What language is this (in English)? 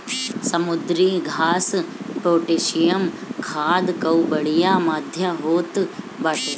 Bhojpuri